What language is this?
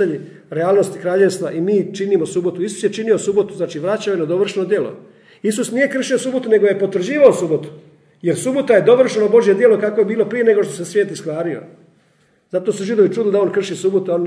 Croatian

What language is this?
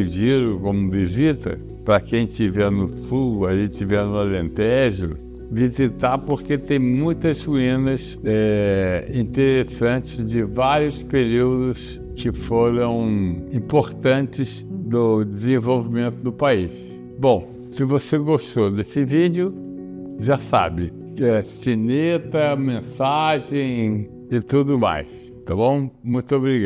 Portuguese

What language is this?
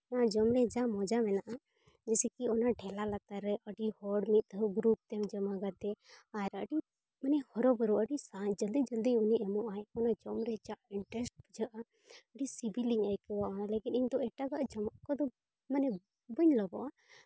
Santali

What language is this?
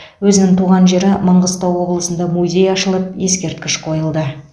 Kazakh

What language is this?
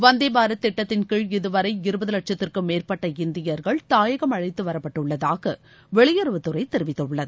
Tamil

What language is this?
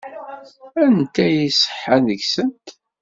Kabyle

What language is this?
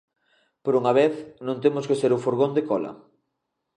Galician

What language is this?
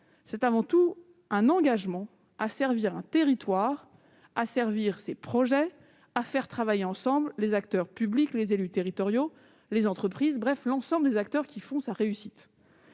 French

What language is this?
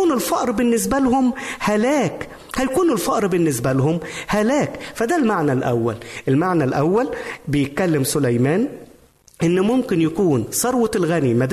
Arabic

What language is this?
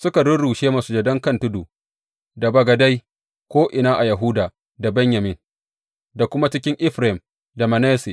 Hausa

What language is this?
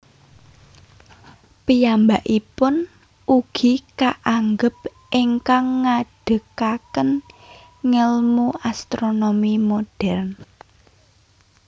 Javanese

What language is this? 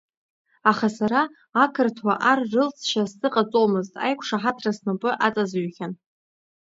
Abkhazian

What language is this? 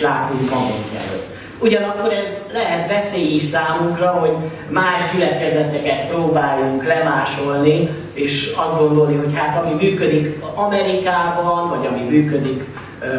Hungarian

